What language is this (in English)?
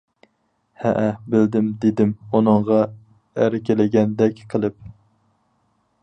Uyghur